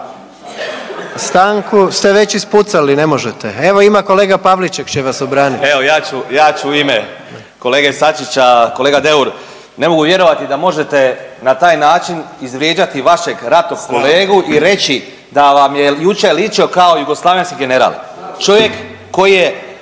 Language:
Croatian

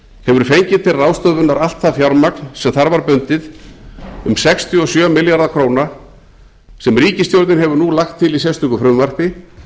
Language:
Icelandic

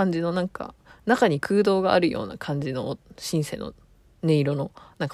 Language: Japanese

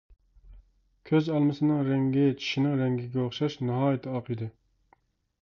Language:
Uyghur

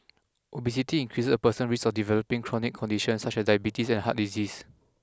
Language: English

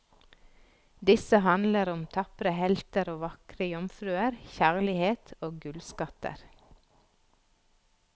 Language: Norwegian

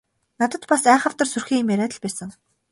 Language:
Mongolian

